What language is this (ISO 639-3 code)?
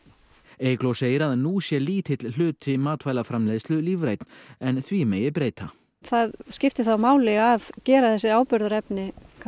isl